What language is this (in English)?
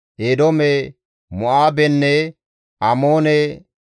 Gamo